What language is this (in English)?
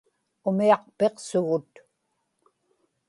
Inupiaq